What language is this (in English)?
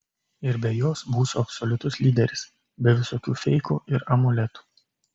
Lithuanian